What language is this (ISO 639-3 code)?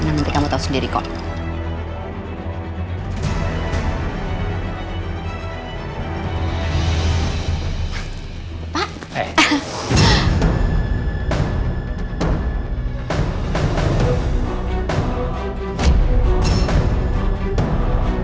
ind